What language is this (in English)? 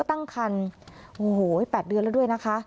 Thai